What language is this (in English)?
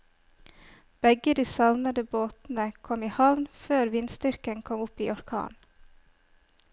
Norwegian